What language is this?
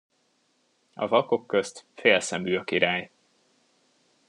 Hungarian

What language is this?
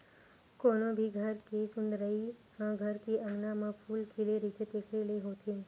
Chhattisgarhi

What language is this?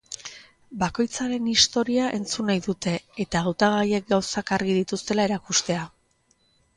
Basque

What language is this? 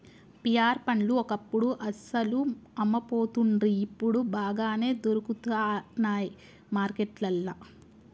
Telugu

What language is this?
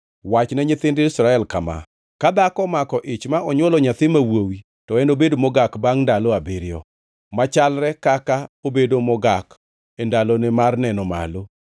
Luo (Kenya and Tanzania)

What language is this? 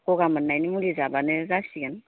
Bodo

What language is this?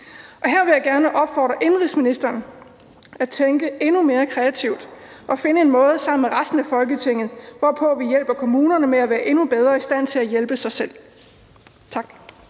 Danish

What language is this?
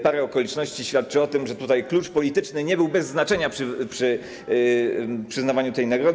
Polish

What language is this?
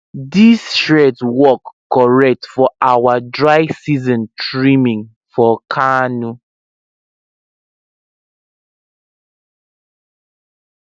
Nigerian Pidgin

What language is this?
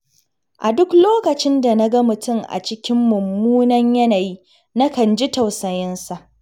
Hausa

